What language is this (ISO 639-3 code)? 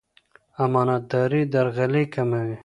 pus